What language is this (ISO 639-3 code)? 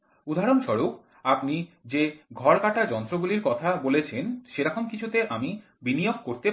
ben